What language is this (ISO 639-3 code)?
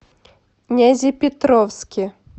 rus